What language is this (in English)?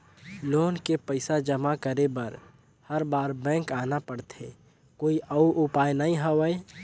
Chhattisgarhi